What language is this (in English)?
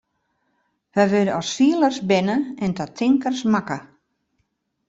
Western Frisian